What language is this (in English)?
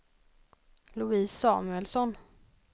Swedish